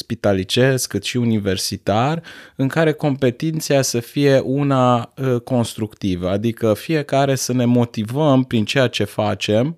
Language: Romanian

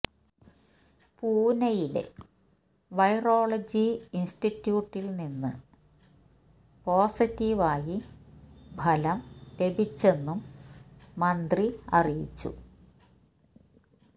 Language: Malayalam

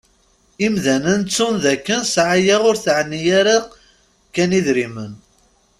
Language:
Kabyle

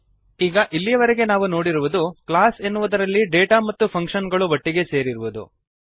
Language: Kannada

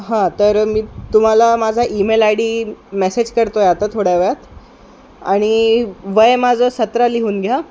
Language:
Marathi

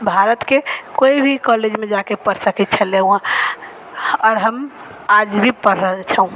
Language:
Maithili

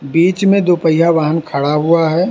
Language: Hindi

